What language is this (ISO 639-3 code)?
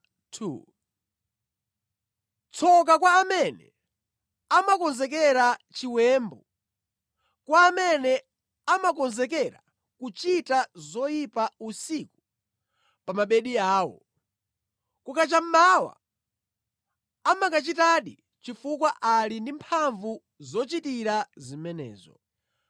nya